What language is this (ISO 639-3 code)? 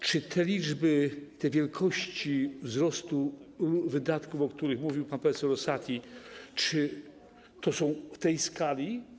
pol